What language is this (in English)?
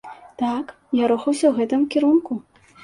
Belarusian